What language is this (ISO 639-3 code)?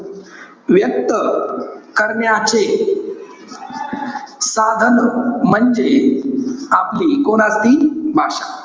mar